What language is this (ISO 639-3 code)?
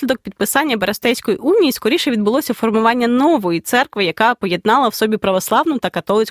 ukr